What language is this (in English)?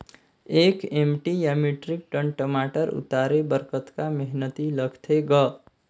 Chhattisgarhi